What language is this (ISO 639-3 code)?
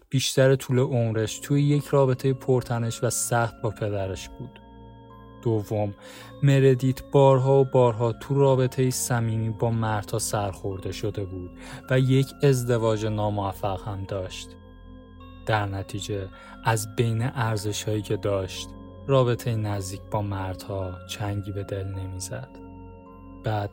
fas